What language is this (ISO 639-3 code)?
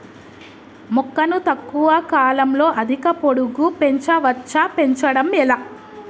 tel